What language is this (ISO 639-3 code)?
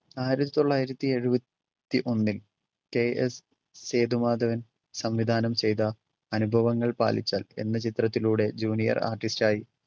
mal